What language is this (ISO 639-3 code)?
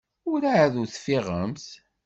kab